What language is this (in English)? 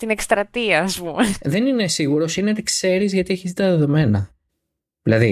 Greek